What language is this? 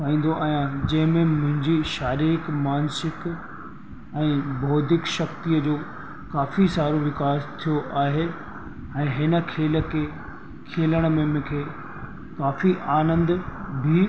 Sindhi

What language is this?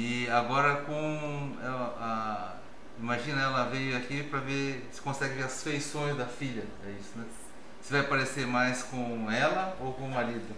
Portuguese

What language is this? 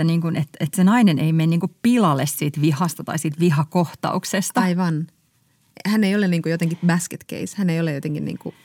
Finnish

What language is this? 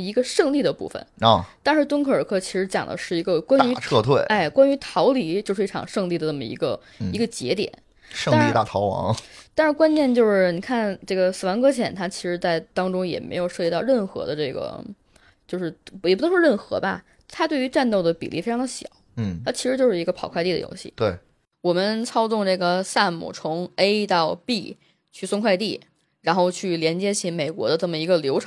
Chinese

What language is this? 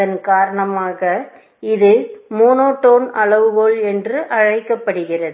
Tamil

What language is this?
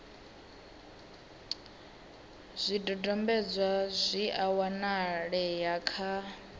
Venda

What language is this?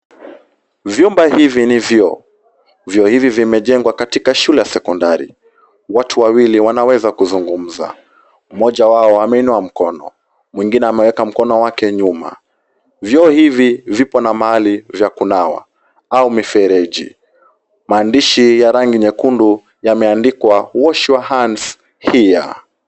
Swahili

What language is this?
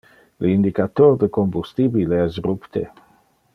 Interlingua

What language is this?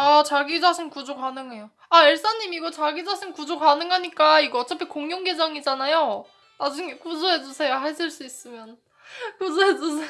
Korean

